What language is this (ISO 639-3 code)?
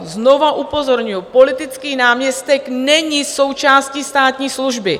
ces